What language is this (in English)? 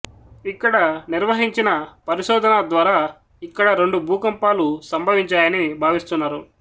Telugu